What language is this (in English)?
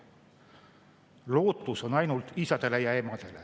Estonian